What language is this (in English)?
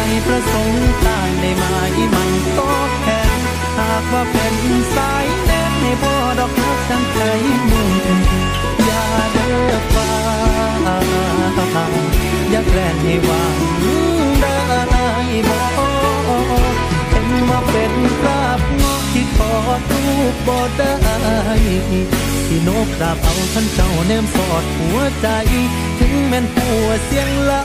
Thai